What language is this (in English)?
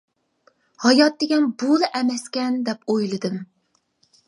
Uyghur